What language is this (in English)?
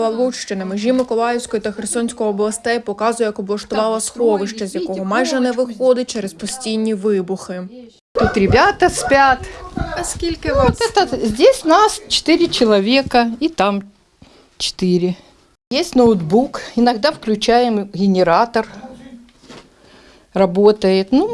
Ukrainian